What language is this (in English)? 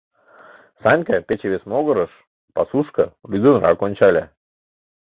Mari